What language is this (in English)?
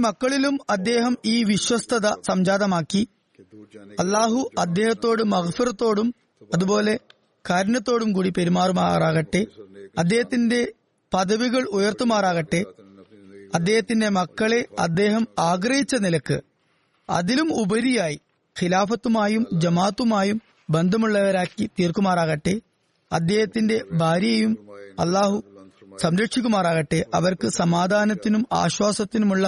Malayalam